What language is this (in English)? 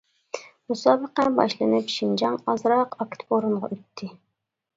Uyghur